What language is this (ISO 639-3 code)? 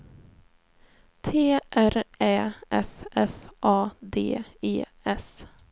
swe